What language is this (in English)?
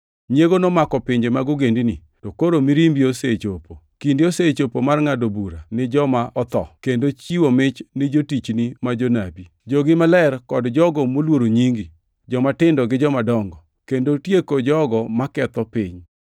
Luo (Kenya and Tanzania)